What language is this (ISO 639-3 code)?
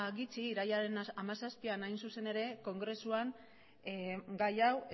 eus